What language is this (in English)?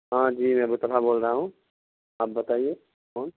Urdu